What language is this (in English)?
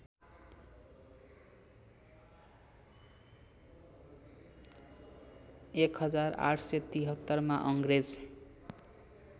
Nepali